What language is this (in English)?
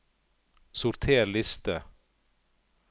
Norwegian